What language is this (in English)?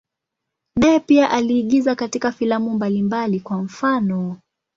Swahili